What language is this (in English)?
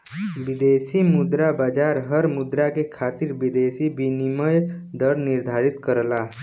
Bhojpuri